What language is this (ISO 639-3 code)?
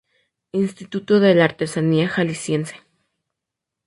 spa